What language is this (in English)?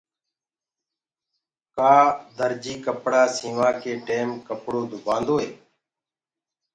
Gurgula